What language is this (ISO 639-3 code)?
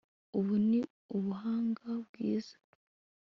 kin